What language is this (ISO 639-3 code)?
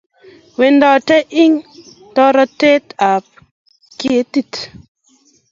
kln